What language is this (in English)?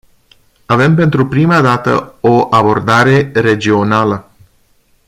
Romanian